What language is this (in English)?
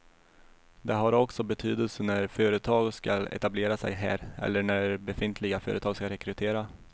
Swedish